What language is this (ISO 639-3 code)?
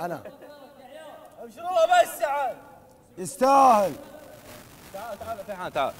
ara